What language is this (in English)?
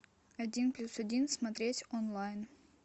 Russian